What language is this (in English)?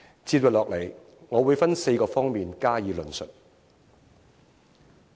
Cantonese